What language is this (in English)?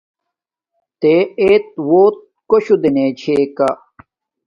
Domaaki